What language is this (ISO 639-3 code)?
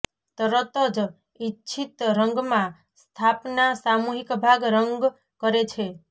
guj